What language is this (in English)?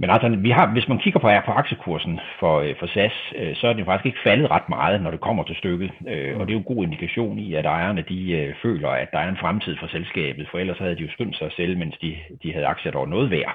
Danish